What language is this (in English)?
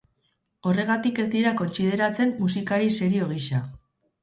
Basque